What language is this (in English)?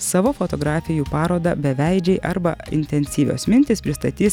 Lithuanian